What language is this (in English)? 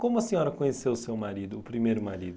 Portuguese